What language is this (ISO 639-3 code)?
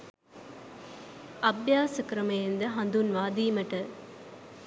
sin